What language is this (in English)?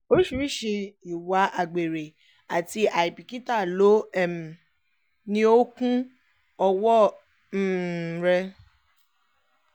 Yoruba